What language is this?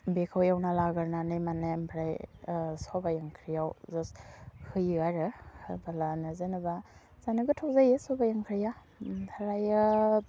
Bodo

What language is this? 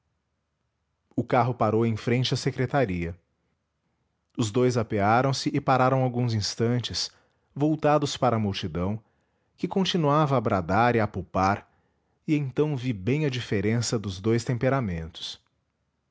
Portuguese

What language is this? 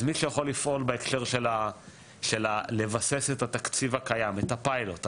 Hebrew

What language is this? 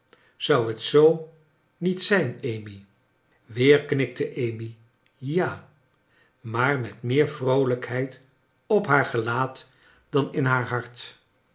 Dutch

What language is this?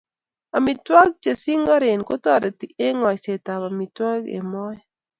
Kalenjin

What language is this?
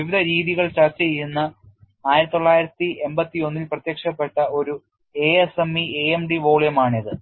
Malayalam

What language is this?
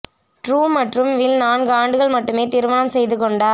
Tamil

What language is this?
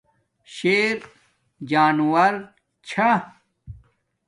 Domaaki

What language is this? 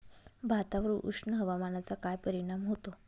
Marathi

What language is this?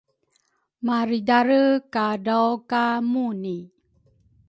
Rukai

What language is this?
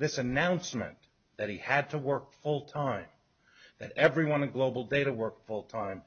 English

